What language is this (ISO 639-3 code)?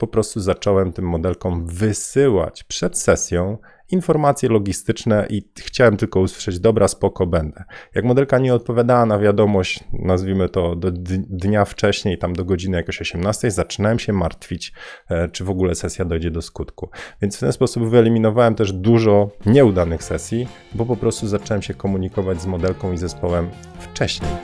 pol